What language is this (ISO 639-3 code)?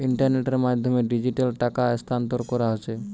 ben